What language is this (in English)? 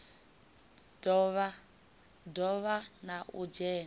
Venda